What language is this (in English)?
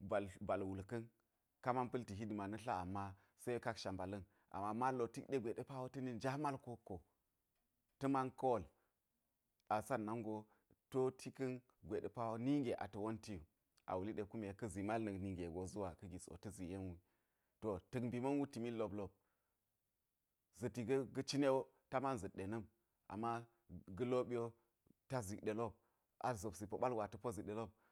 Geji